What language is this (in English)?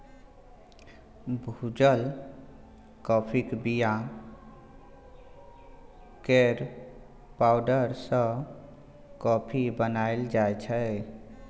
Maithili